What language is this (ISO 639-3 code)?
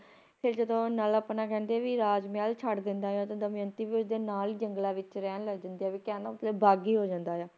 pan